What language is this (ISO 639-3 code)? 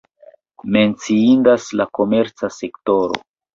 epo